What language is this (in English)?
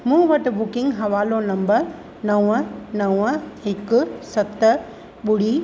Sindhi